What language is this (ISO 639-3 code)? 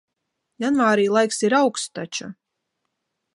lav